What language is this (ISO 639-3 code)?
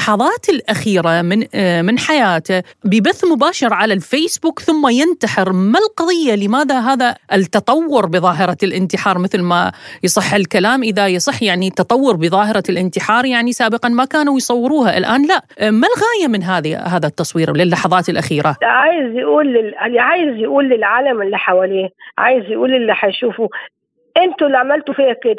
ara